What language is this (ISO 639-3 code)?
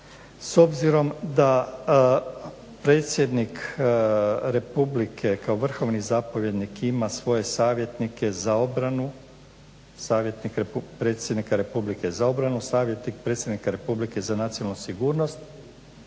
hrv